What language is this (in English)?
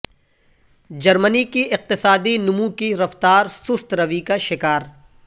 Urdu